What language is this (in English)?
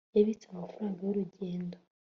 Kinyarwanda